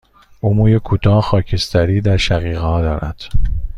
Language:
Persian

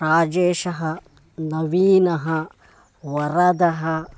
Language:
Sanskrit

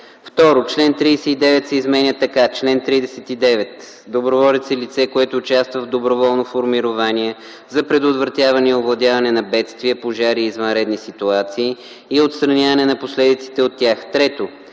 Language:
Bulgarian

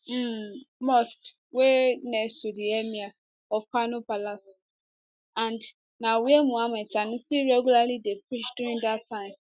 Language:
Nigerian Pidgin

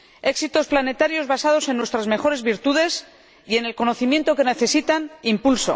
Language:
Spanish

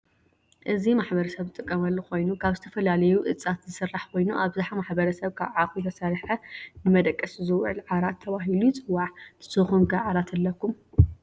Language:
Tigrinya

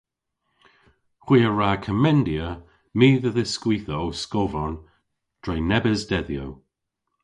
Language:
Cornish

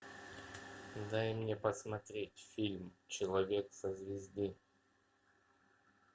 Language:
Russian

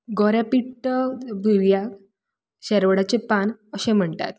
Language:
Konkani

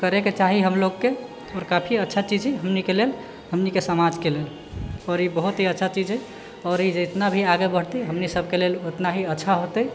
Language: Maithili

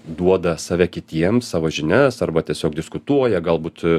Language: Lithuanian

